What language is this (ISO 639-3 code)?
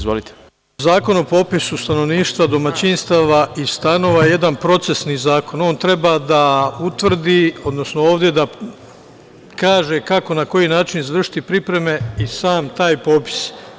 srp